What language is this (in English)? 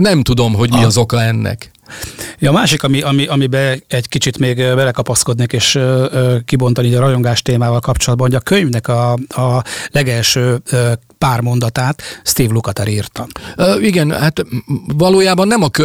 Hungarian